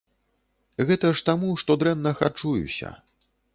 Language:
Belarusian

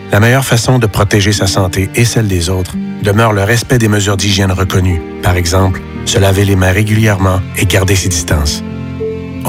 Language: French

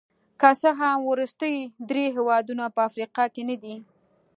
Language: Pashto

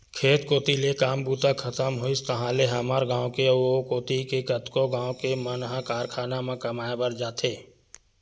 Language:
Chhattisgarhi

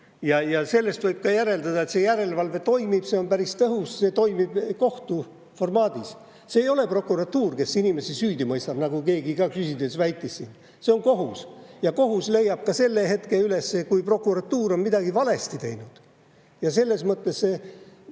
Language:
Estonian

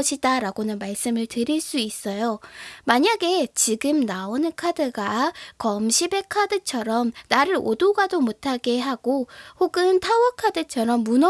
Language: Korean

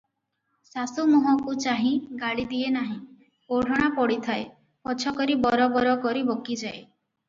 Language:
Odia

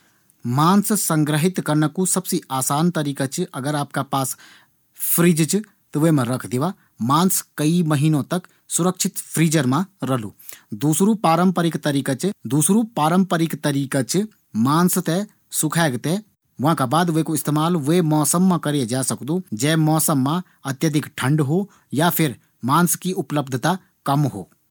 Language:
Garhwali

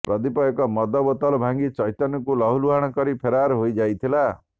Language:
Odia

